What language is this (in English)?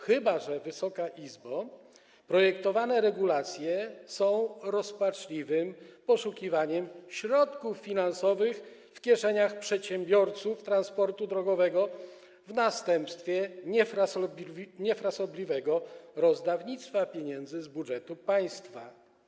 Polish